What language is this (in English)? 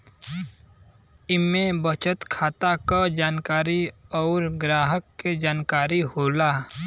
Bhojpuri